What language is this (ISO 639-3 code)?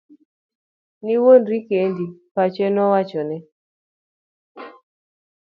luo